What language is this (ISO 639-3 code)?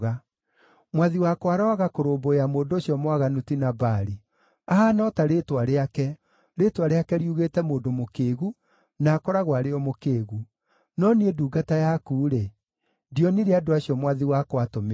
kik